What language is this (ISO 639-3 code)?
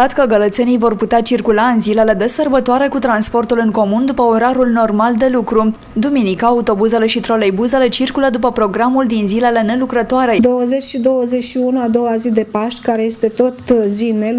ron